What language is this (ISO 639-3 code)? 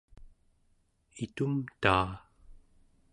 esu